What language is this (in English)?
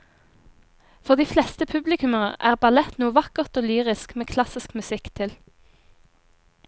Norwegian